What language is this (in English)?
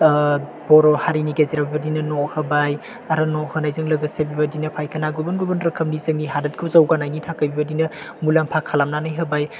Bodo